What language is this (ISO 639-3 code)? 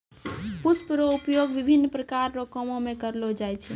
mai